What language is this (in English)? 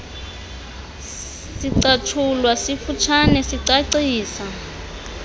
Xhosa